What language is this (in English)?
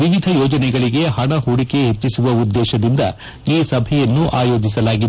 Kannada